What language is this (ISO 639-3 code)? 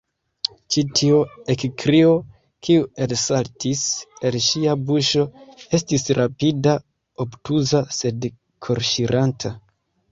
epo